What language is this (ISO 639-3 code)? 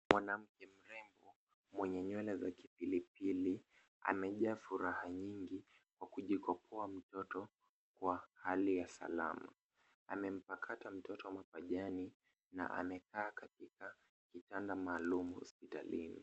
swa